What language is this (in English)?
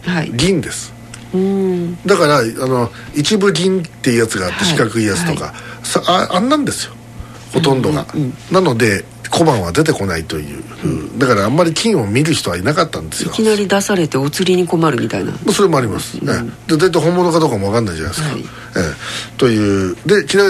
Japanese